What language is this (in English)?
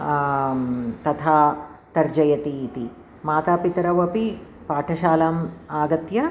Sanskrit